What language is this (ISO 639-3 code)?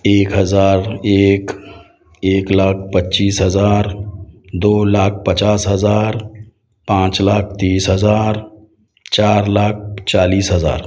urd